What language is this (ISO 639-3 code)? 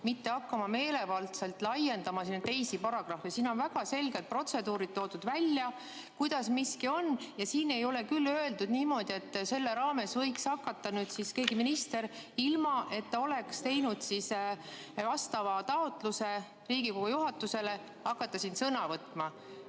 est